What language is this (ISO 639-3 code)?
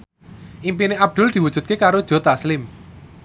jav